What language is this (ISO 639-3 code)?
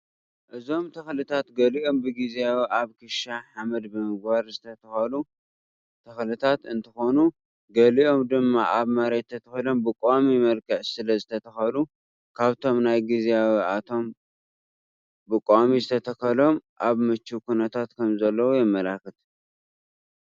tir